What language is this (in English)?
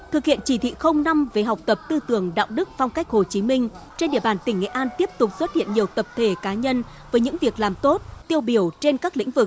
Vietnamese